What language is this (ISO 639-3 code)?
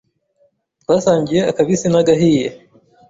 kin